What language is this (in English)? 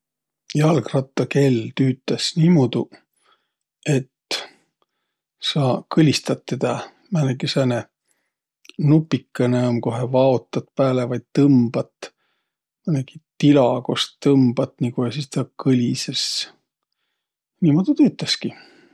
Võro